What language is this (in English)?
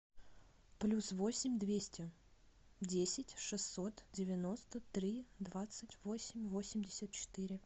Russian